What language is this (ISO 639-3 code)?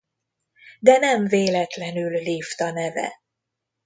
hun